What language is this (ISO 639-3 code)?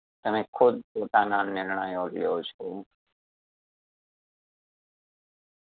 guj